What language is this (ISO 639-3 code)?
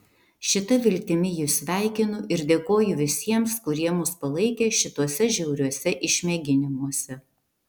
lit